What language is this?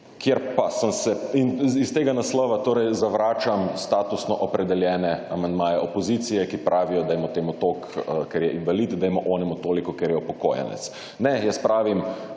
Slovenian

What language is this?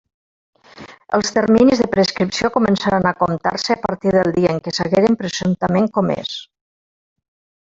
Catalan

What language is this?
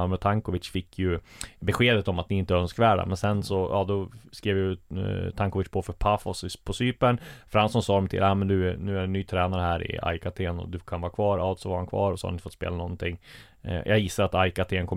Swedish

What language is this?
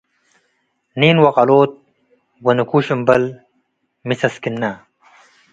Tigre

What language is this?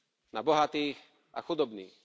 Slovak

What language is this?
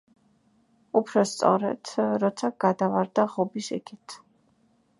Georgian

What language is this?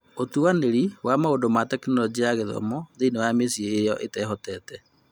Kikuyu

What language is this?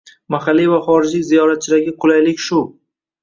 Uzbek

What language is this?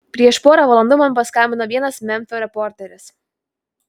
Lithuanian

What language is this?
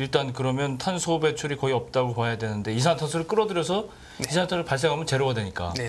Korean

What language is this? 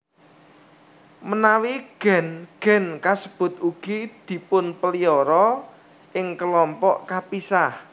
Javanese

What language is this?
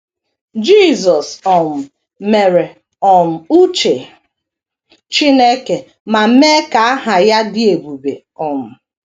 Igbo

